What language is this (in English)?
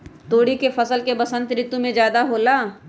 Magahi